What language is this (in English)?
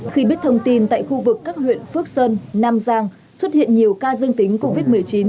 Vietnamese